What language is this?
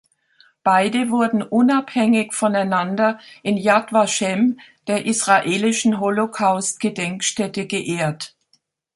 German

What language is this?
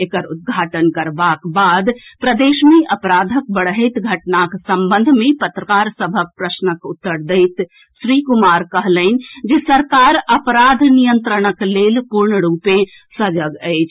Maithili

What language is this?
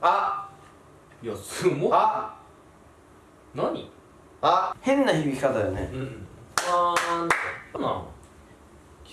Japanese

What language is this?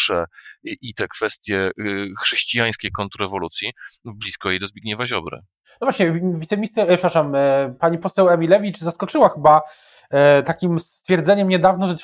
Polish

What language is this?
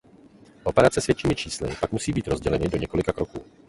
Czech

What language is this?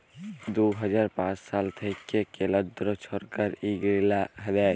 Bangla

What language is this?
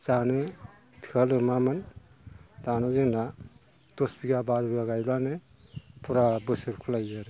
Bodo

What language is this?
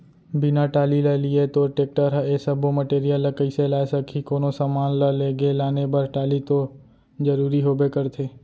Chhattisgarhi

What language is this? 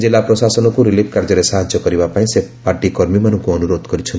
Odia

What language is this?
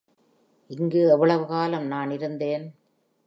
Tamil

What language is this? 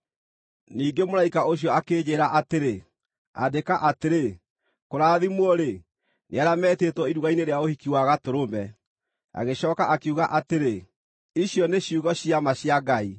Kikuyu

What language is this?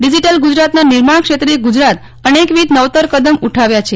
Gujarati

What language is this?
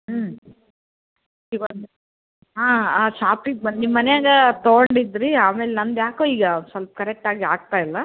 Kannada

